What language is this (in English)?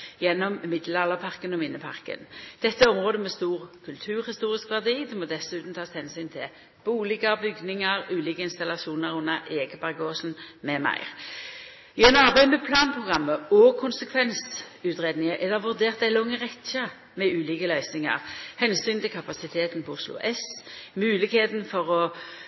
Norwegian Nynorsk